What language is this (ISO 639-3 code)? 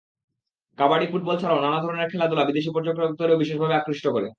ben